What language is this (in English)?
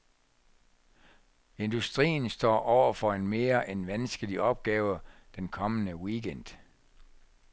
Danish